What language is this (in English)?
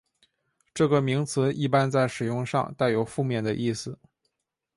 Chinese